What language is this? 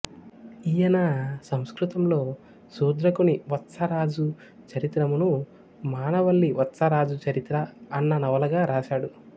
Telugu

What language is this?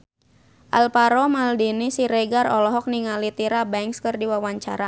Sundanese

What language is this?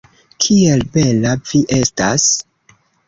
Esperanto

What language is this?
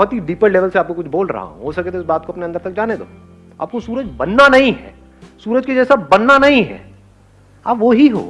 Hindi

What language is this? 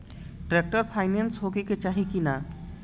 Bhojpuri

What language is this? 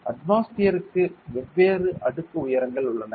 Tamil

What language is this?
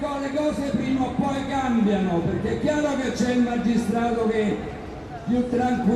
Italian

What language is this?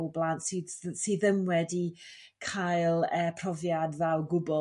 Welsh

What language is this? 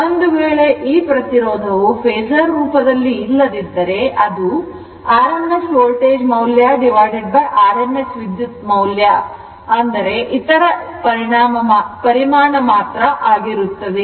Kannada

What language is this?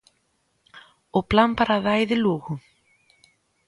Galician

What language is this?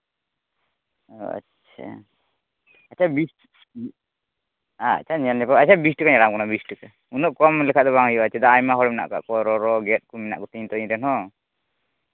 Santali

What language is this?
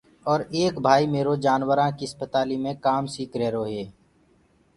Gurgula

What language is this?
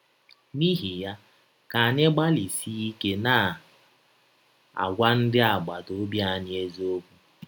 Igbo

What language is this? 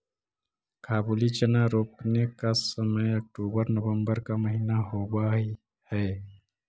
Magahi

